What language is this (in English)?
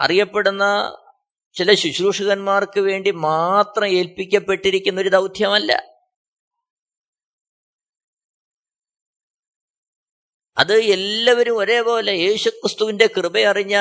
Malayalam